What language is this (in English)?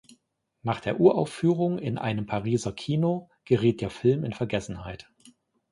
German